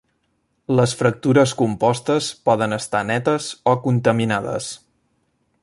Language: Catalan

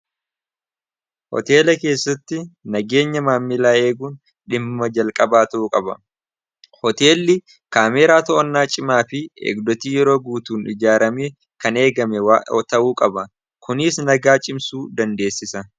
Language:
Oromo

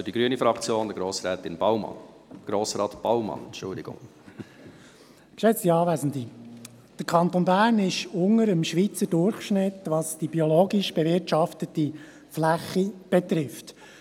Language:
Swiss German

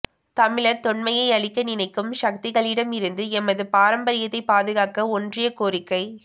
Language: Tamil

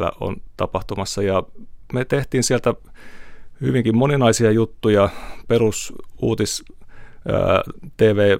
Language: Finnish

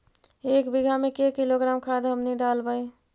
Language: Magahi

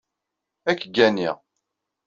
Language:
Kabyle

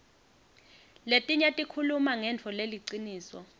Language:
Swati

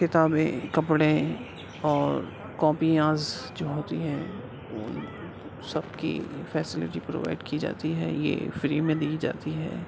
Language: Urdu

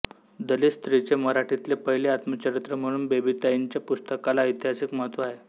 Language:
Marathi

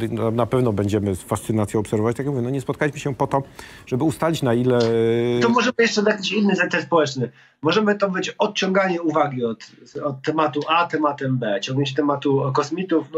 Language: Polish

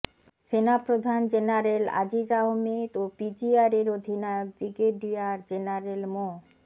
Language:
Bangla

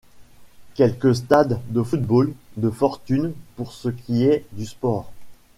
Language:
French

